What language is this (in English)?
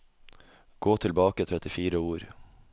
Norwegian